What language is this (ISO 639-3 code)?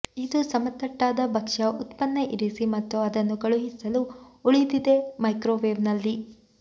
kan